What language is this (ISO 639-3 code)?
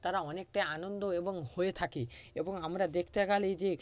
ben